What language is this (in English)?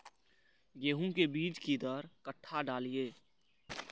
Maithili